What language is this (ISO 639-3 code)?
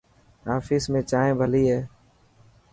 mki